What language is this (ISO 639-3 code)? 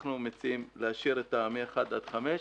heb